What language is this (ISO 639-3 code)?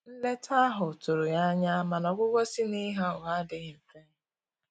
ibo